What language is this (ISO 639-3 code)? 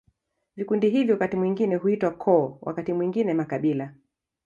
swa